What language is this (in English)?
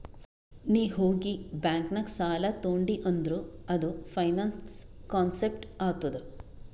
Kannada